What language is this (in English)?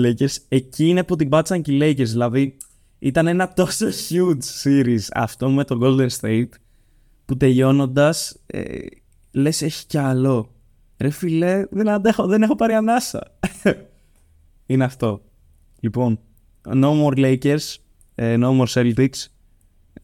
Greek